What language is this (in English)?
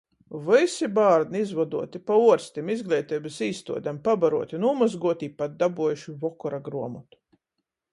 Latgalian